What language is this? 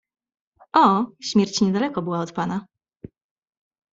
Polish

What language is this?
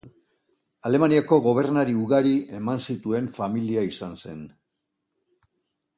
Basque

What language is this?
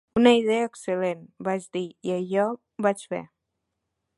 Catalan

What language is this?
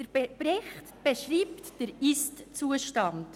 Swiss German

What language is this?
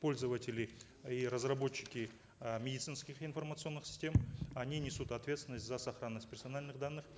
Kazakh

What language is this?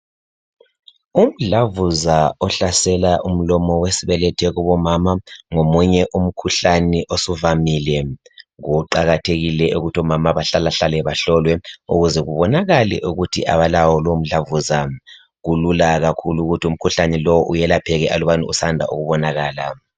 North Ndebele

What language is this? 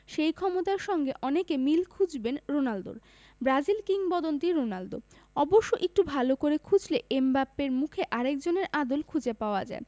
Bangla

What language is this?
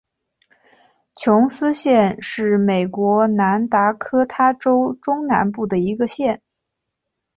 Chinese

